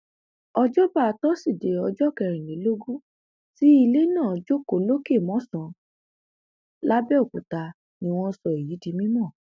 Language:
Yoruba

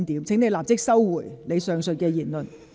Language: Cantonese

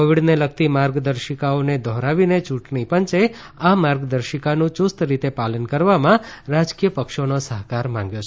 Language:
Gujarati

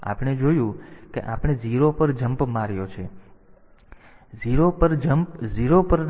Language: Gujarati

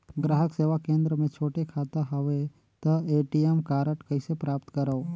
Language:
Chhattisgarhi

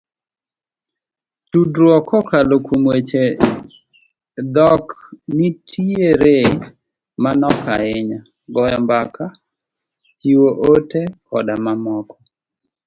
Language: Luo (Kenya and Tanzania)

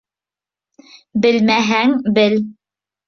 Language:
Bashkir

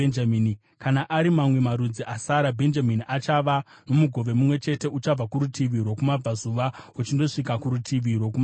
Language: Shona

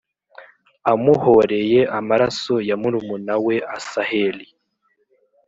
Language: Kinyarwanda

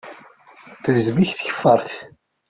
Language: Kabyle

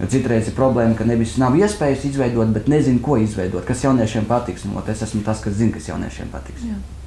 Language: Latvian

